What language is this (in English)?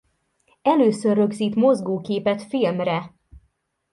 Hungarian